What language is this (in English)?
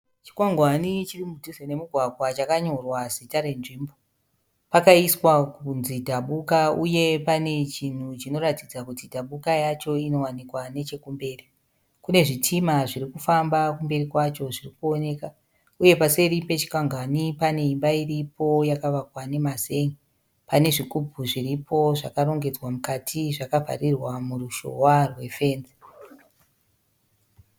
Shona